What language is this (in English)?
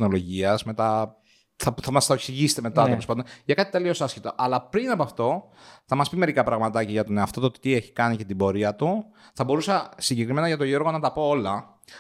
Greek